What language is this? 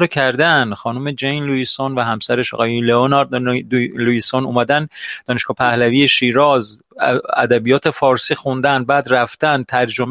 Persian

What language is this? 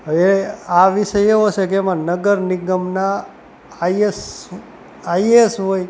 Gujarati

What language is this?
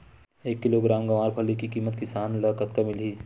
Chhattisgarhi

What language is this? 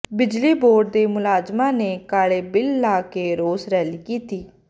Punjabi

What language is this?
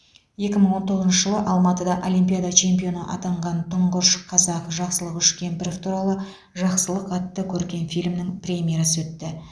Kazakh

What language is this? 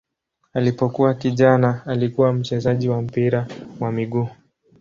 Swahili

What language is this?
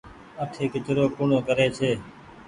Goaria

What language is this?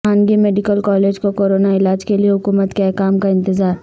Urdu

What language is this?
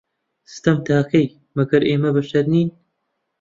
Central Kurdish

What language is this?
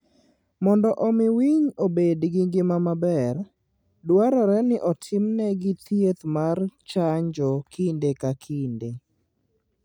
Luo (Kenya and Tanzania)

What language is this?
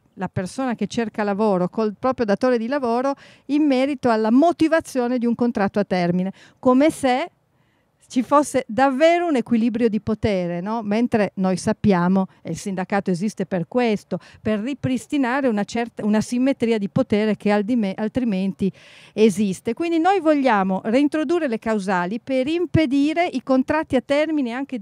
Italian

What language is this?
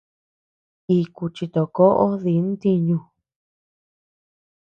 Tepeuxila Cuicatec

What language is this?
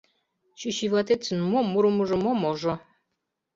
Mari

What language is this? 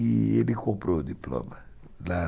Portuguese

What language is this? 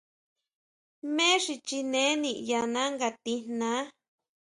Huautla Mazatec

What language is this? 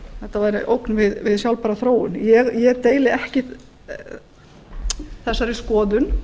Icelandic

